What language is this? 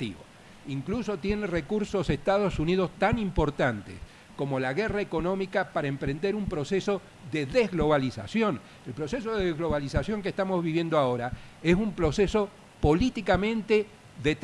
Spanish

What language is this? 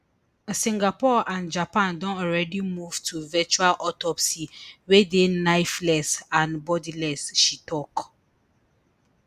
Nigerian Pidgin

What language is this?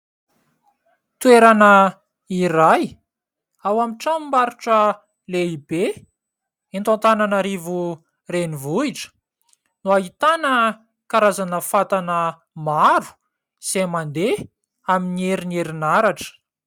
Malagasy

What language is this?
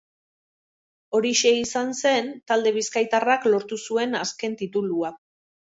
Basque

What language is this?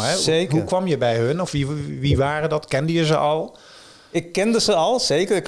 Dutch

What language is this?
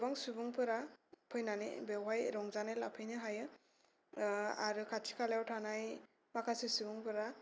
Bodo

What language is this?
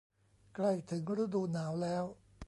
Thai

